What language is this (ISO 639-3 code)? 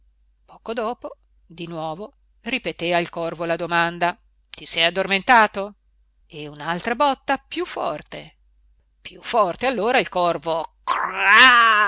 ita